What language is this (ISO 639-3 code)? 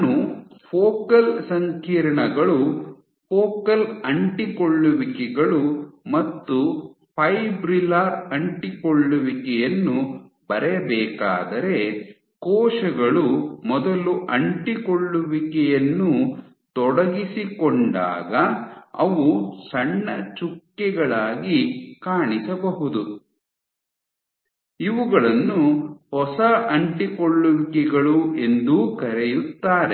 kan